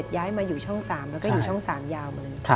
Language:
Thai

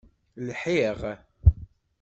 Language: Kabyle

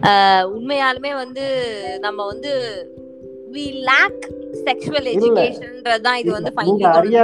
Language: Tamil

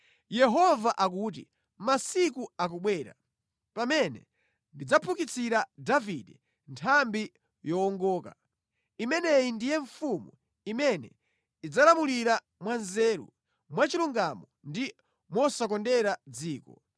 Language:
Nyanja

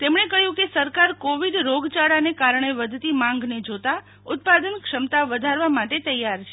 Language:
Gujarati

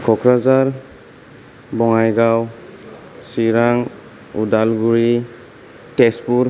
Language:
Bodo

